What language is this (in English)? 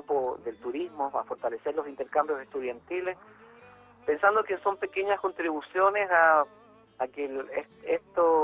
Spanish